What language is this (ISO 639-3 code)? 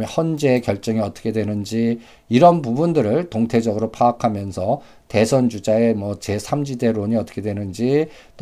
kor